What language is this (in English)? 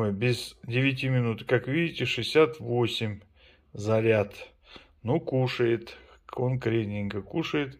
Russian